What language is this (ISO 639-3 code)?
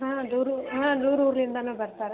kan